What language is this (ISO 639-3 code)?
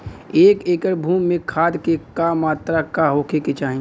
bho